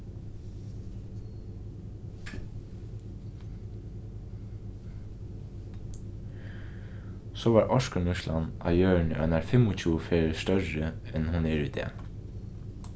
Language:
Faroese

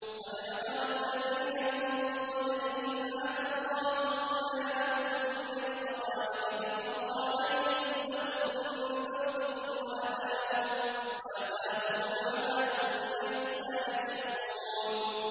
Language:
Arabic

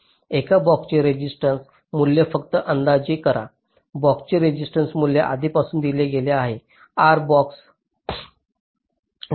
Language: Marathi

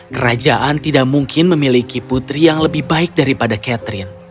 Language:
Indonesian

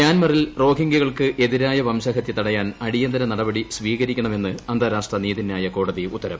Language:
Malayalam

